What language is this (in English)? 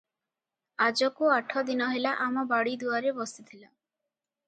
Odia